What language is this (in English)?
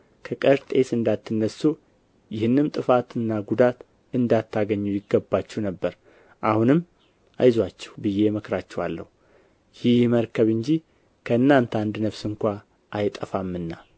Amharic